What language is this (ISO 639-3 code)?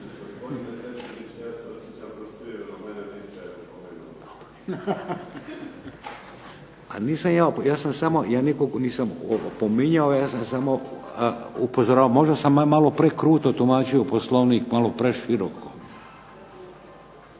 hrv